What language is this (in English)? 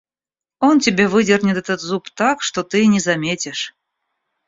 Russian